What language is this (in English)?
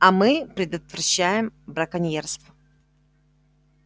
Russian